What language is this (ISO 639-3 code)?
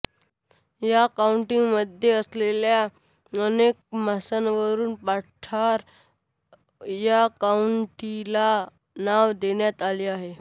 mar